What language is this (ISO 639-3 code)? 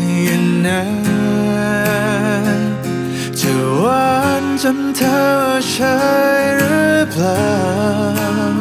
tha